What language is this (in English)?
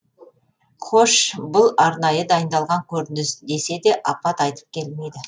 Kazakh